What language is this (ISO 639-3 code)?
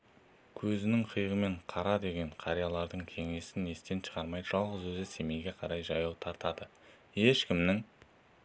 kaz